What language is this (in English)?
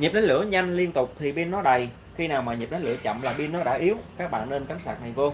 Vietnamese